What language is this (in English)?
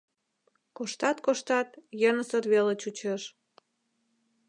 Mari